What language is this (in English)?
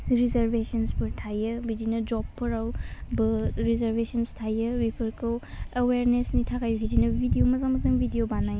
Bodo